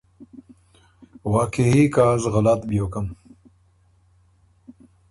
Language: Ormuri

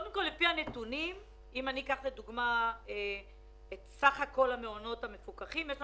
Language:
Hebrew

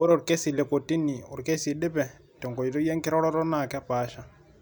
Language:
Masai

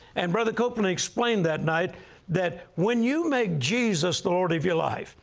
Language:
English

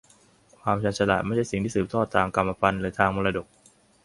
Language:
Thai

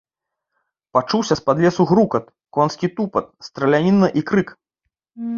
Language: Belarusian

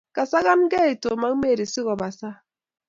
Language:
Kalenjin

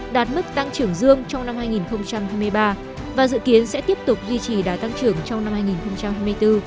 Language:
Vietnamese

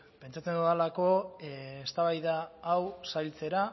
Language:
Basque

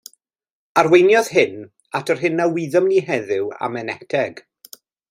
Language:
Welsh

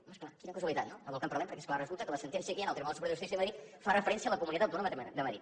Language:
Catalan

